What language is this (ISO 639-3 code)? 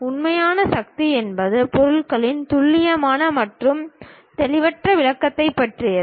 tam